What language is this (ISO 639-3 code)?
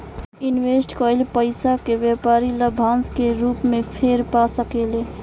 bho